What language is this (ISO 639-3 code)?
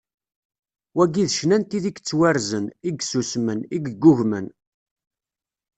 kab